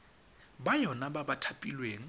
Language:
Tswana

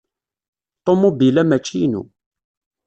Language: Kabyle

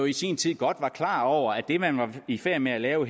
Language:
Danish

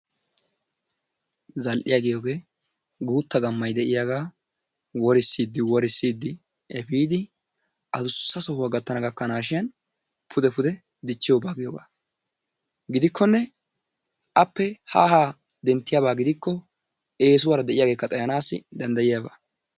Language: Wolaytta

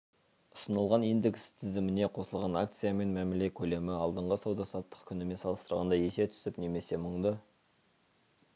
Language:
Kazakh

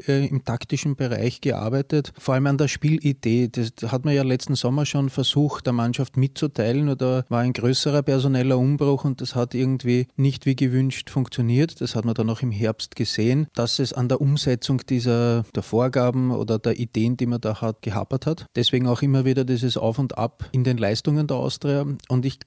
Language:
German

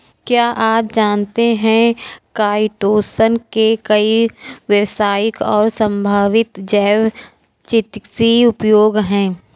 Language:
Hindi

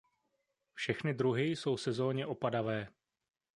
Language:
Czech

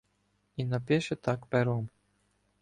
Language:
Ukrainian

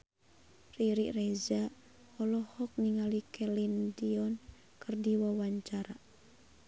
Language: Sundanese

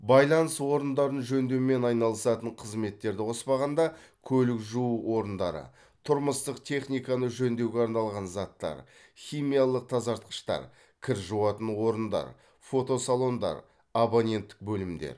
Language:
Kazakh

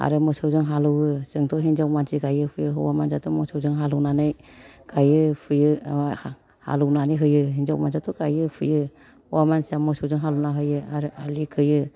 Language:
Bodo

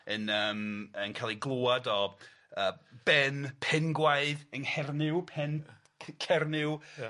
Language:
Welsh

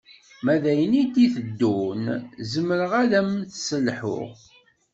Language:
Kabyle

